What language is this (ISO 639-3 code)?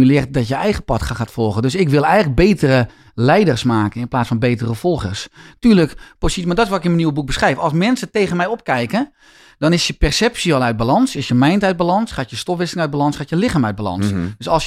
nld